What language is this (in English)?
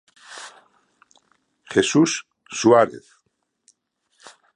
Galician